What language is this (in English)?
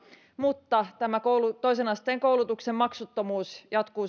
Finnish